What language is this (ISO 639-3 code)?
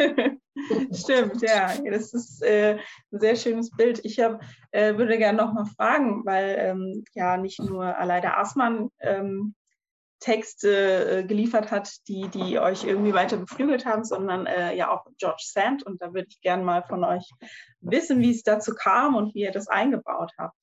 deu